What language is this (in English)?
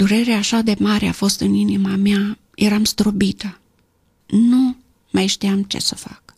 Romanian